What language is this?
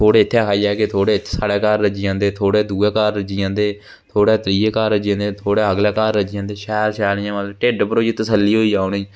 Dogri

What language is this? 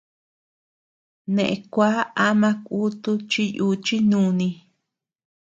Tepeuxila Cuicatec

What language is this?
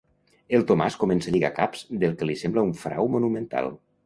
Catalan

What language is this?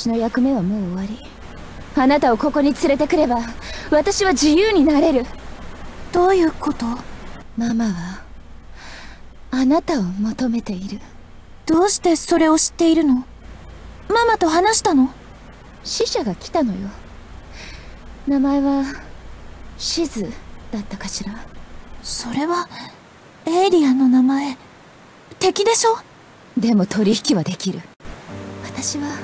Japanese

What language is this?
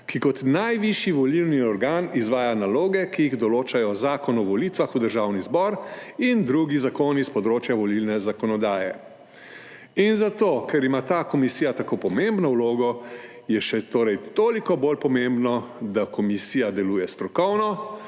Slovenian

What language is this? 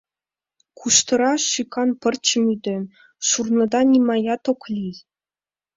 Mari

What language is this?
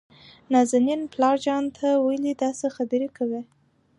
Pashto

